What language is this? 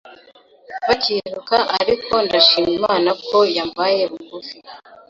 Kinyarwanda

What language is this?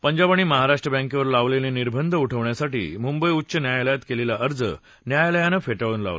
Marathi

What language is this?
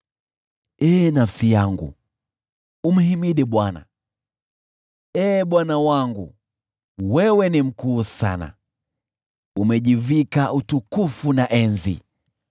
Swahili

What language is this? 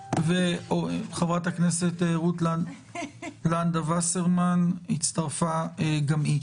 Hebrew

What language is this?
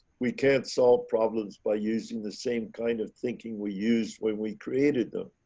English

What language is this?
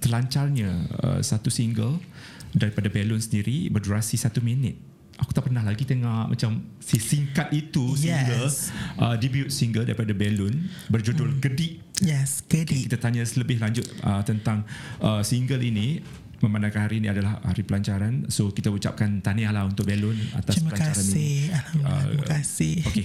Malay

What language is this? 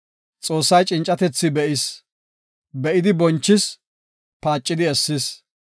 Gofa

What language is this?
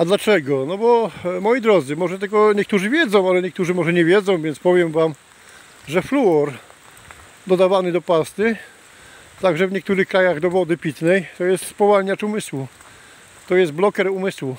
Polish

